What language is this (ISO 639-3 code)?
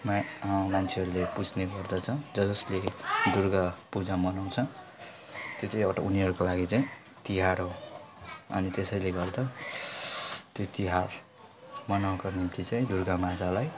nep